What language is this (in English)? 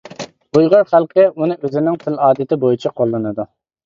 Uyghur